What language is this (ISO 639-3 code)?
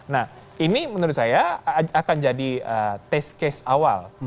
ind